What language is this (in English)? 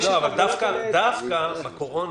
Hebrew